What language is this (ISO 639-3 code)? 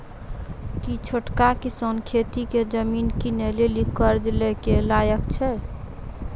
mai